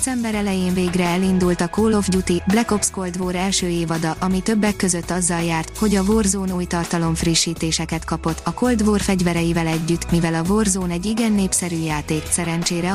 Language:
Hungarian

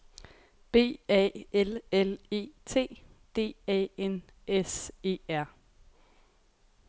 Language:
Danish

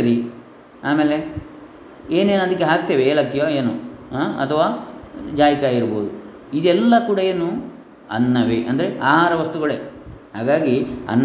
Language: Kannada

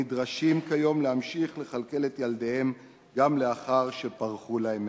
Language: Hebrew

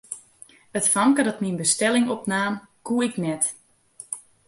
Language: Western Frisian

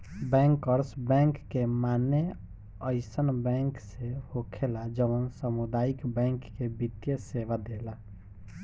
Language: Bhojpuri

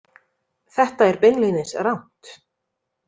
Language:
Icelandic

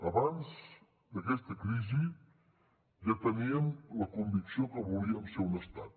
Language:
Catalan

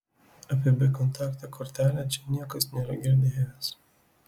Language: Lithuanian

